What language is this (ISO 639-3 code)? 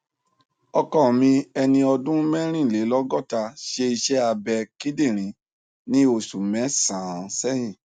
yor